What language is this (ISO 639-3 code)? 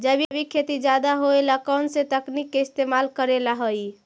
mag